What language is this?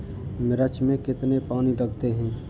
Hindi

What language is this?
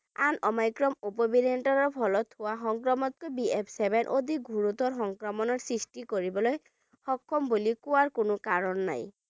Bangla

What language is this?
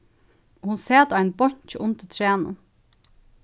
Faroese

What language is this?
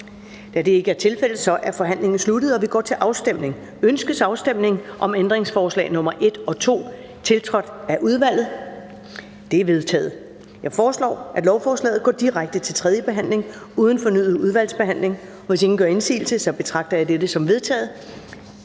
Danish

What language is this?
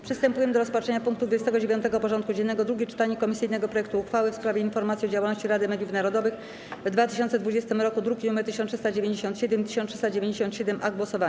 Polish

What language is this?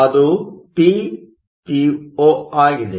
Kannada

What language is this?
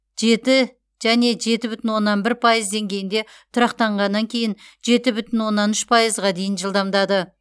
Kazakh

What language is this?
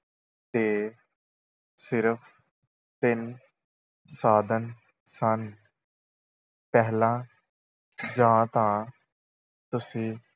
Punjabi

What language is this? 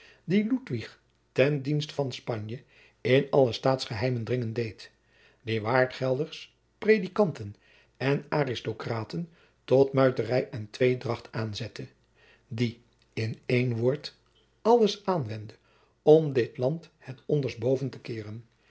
Dutch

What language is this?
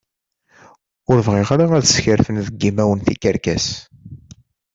Kabyle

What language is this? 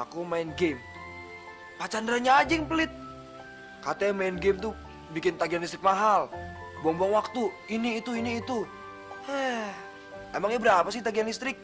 Indonesian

